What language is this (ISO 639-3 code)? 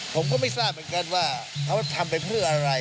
tha